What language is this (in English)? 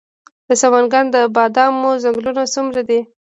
Pashto